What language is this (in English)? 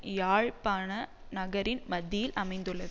Tamil